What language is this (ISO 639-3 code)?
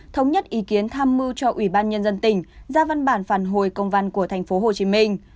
vie